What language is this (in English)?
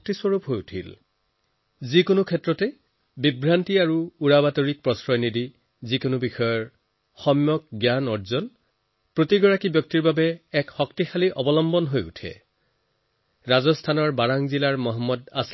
Assamese